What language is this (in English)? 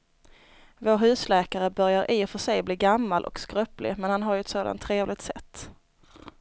Swedish